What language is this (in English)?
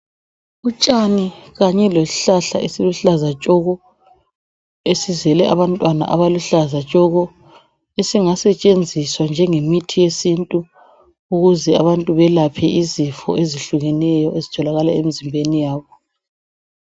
North Ndebele